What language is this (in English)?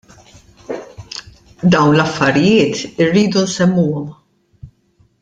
Maltese